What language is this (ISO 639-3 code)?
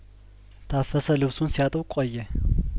amh